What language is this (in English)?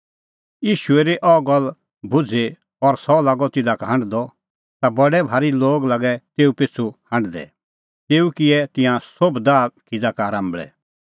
Kullu Pahari